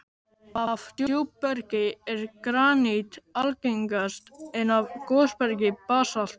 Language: Icelandic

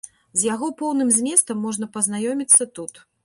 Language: Belarusian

